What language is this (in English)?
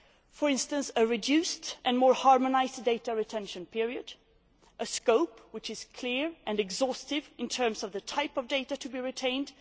English